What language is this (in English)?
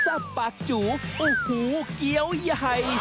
Thai